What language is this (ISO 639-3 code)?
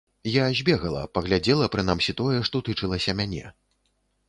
bel